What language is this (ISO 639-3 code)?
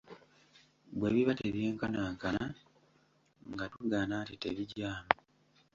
lug